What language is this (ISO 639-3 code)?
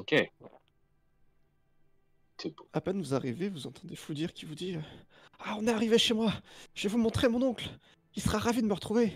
fra